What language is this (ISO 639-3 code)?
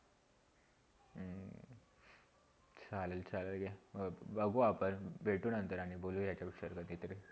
mar